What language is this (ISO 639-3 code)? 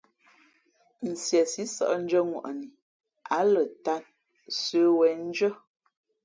fmp